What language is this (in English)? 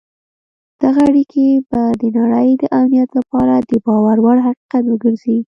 Pashto